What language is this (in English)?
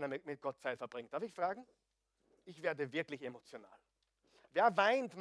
German